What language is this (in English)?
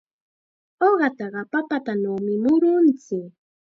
Chiquián Ancash Quechua